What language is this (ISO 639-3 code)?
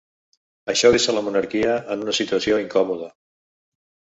cat